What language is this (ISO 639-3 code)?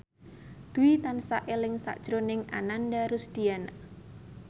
jav